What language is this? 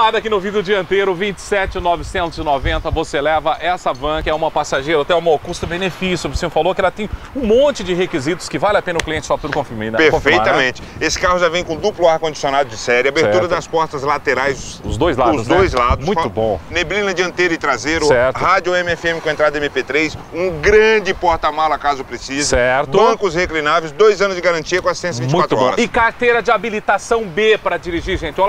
Portuguese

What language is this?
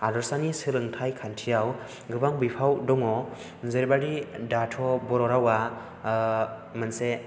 Bodo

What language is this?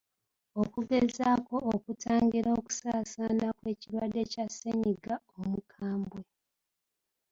Ganda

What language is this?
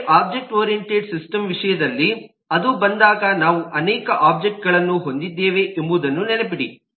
Kannada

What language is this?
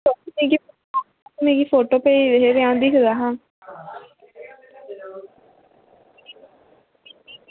Dogri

